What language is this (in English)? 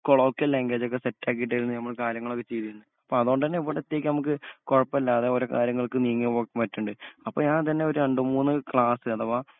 Malayalam